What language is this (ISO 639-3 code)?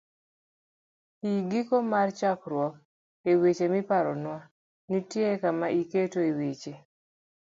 luo